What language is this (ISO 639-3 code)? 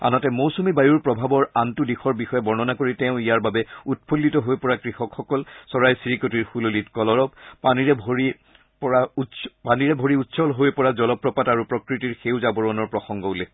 asm